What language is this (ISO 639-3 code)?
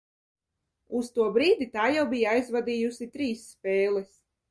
lav